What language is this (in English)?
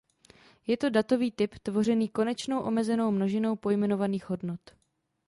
Czech